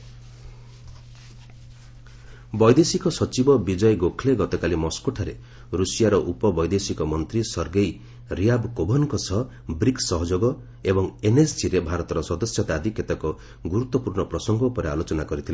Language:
Odia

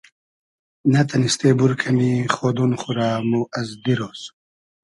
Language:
Hazaragi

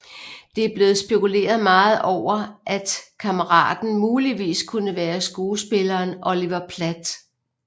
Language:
Danish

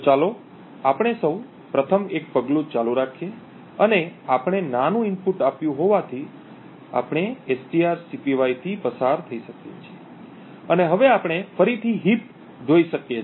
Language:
Gujarati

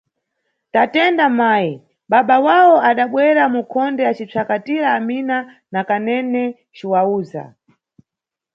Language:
Nyungwe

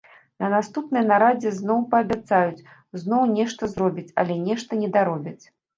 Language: Belarusian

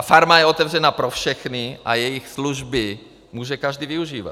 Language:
Czech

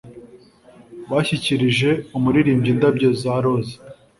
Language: Kinyarwanda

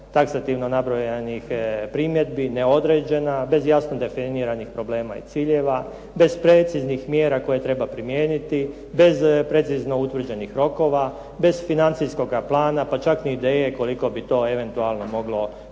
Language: Croatian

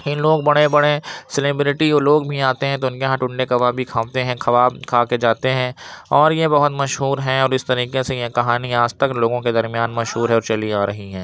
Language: Urdu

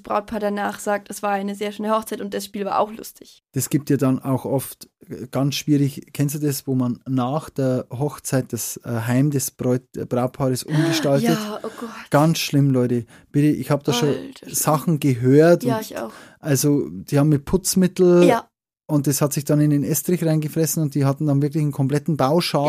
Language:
German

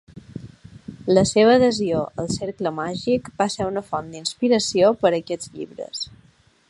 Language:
Catalan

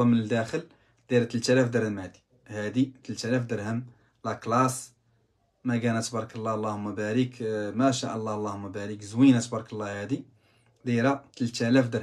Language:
Arabic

